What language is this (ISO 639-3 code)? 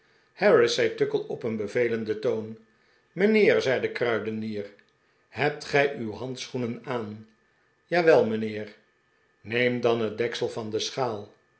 nld